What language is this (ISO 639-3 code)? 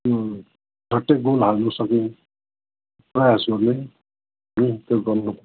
nep